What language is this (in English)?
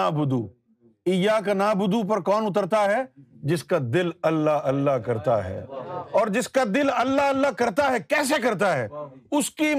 Urdu